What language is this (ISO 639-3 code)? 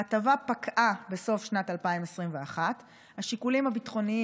heb